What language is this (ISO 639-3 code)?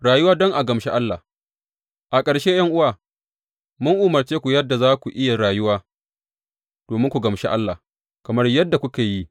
hau